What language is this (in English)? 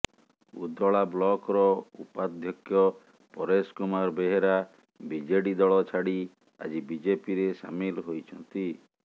Odia